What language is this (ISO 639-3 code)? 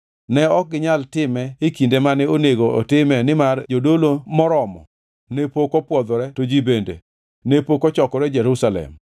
luo